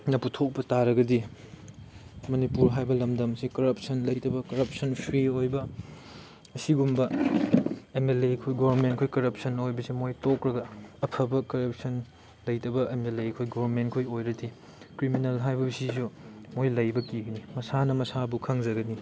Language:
Manipuri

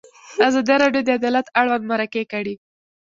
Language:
Pashto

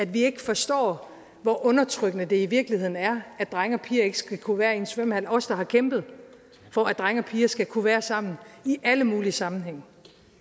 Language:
Danish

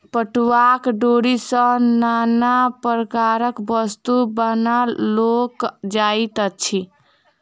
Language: Maithili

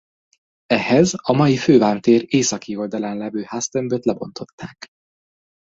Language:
Hungarian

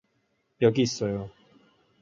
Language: Korean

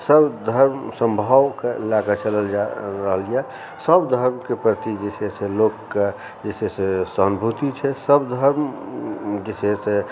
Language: Maithili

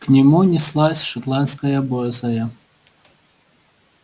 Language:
Russian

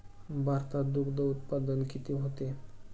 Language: Marathi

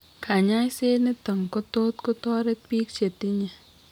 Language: Kalenjin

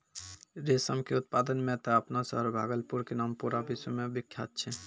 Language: Maithili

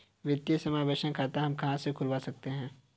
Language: Hindi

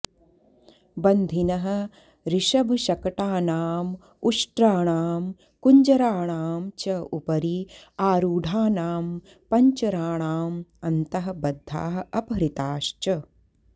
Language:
Sanskrit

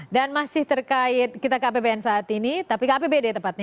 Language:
Indonesian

